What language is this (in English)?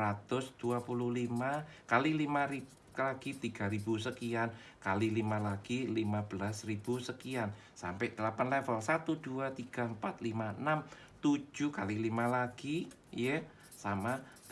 Indonesian